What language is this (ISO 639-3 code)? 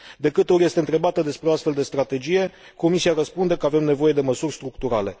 ron